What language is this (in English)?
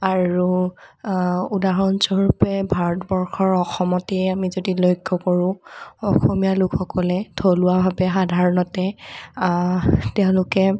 Assamese